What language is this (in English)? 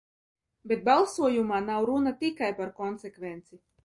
Latvian